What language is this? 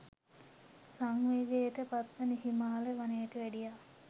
Sinhala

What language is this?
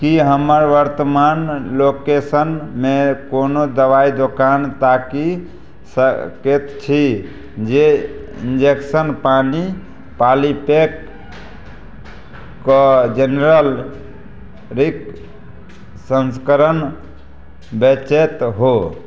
Maithili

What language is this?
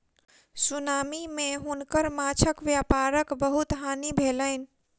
Maithili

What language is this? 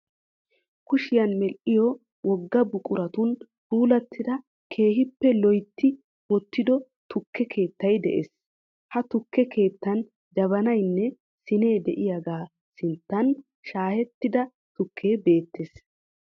Wolaytta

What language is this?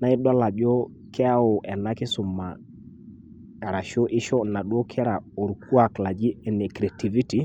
Masai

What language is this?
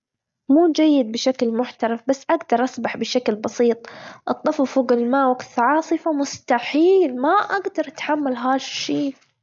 Gulf Arabic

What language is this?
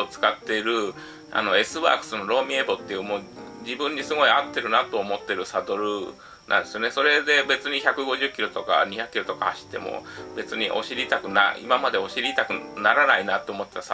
Japanese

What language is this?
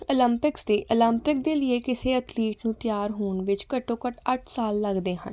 Punjabi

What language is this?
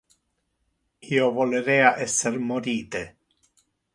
Interlingua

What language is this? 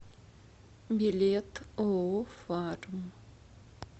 Russian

